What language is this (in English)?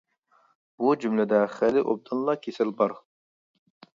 Uyghur